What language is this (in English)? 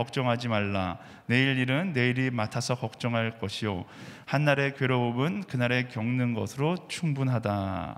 Korean